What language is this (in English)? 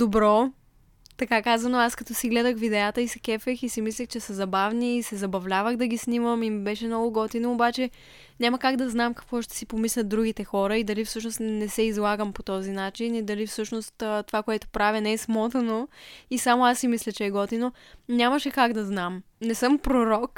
Bulgarian